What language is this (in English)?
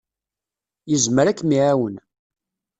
Kabyle